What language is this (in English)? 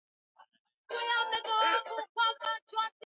Swahili